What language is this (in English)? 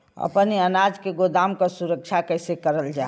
Bhojpuri